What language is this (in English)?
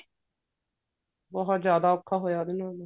Punjabi